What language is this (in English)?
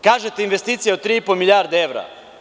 Serbian